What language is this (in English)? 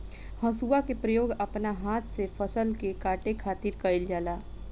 Bhojpuri